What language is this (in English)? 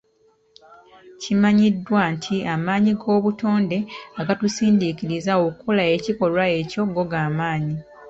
Ganda